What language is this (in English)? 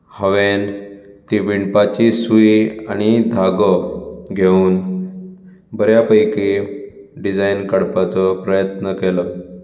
Konkani